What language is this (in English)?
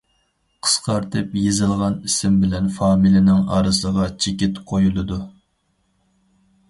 Uyghur